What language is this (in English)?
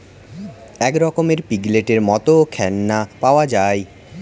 Bangla